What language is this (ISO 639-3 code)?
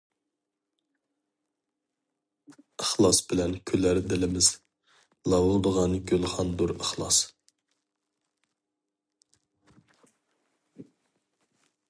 uig